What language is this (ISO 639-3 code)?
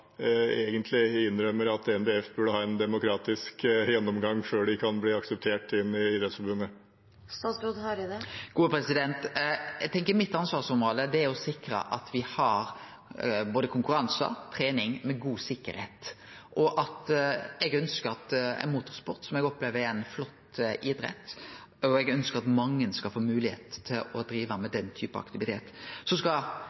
nor